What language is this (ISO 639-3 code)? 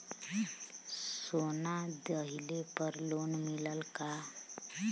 bho